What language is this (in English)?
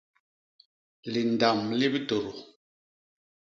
Basaa